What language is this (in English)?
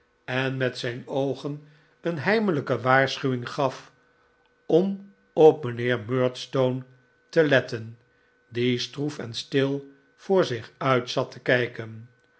Dutch